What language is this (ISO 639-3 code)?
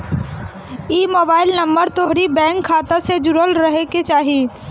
bho